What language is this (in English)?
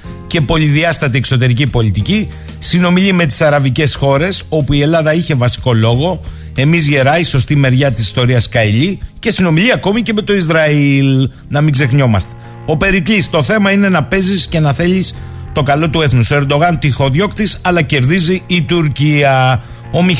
Greek